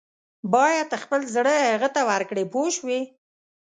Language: Pashto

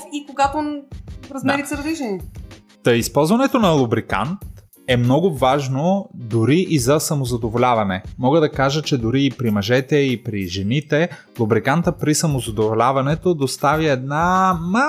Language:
Bulgarian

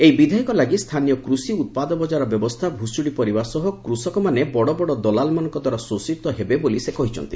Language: Odia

